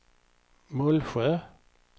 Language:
Swedish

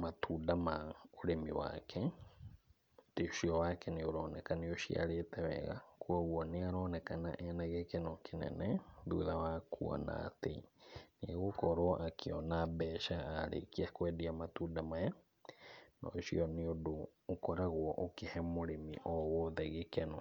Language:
Kikuyu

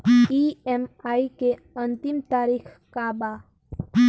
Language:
Bhojpuri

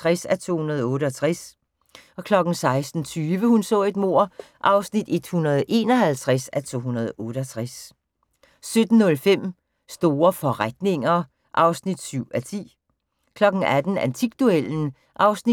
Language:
Danish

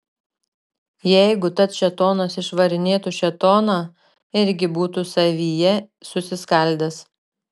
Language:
Lithuanian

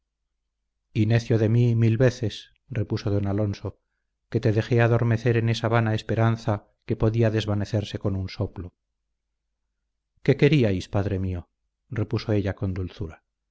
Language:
Spanish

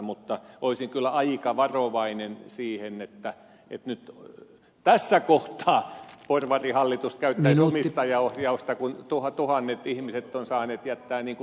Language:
Finnish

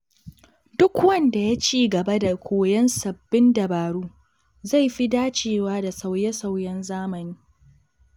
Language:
Hausa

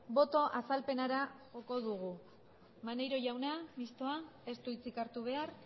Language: Basque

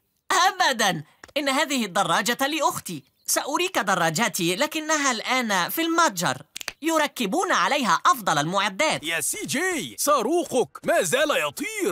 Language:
Arabic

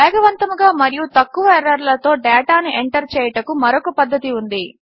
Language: Telugu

